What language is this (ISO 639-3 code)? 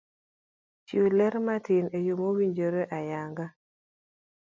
luo